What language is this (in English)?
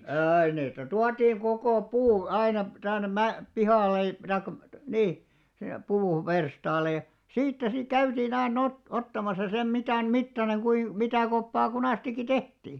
Finnish